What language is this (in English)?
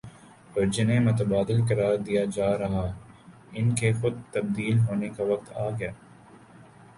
Urdu